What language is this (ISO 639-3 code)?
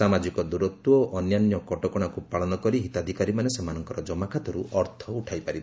ori